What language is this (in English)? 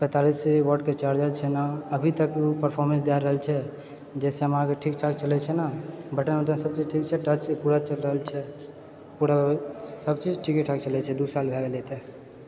Maithili